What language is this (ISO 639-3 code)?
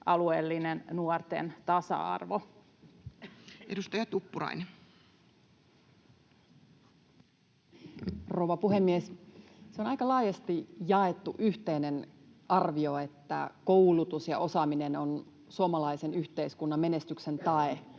fin